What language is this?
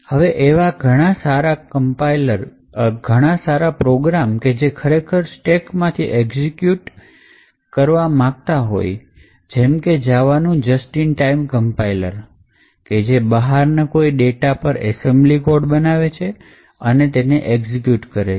Gujarati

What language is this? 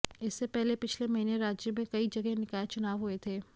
Hindi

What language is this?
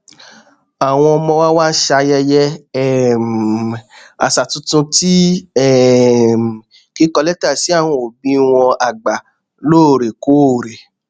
Yoruba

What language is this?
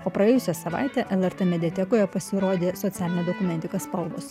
Lithuanian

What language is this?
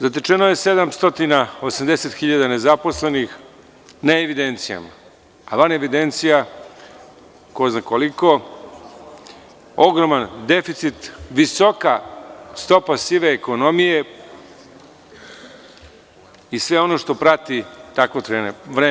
Serbian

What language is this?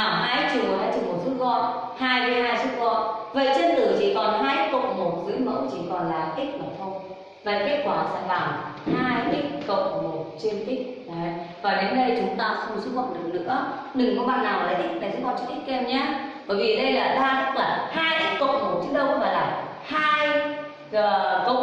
Vietnamese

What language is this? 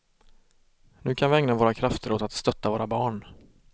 Swedish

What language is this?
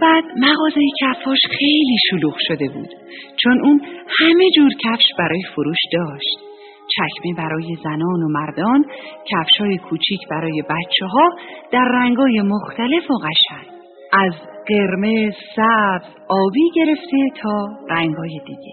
Persian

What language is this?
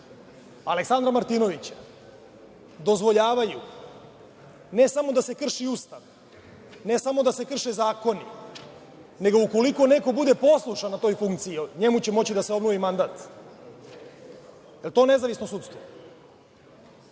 Serbian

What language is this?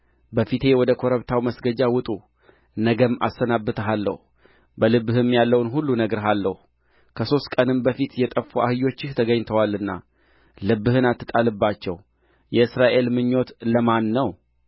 Amharic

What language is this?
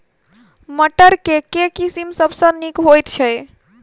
Maithili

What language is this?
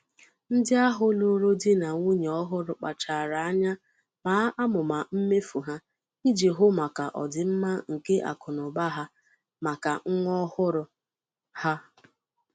Igbo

